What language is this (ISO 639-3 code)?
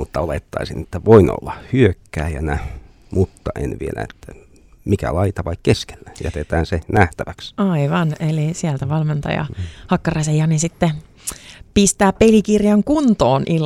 fin